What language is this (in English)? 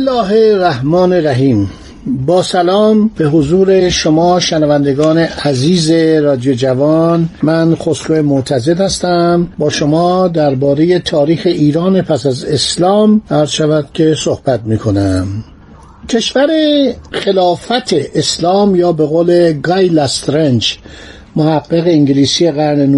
Persian